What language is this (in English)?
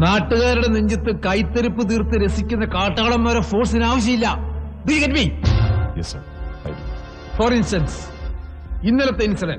Malayalam